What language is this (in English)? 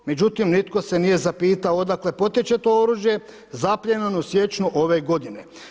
Croatian